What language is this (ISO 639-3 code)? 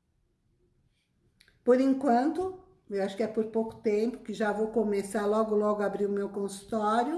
por